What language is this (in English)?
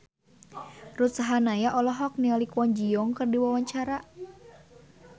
Sundanese